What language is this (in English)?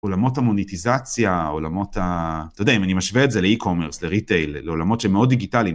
Hebrew